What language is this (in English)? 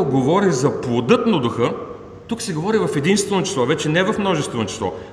Bulgarian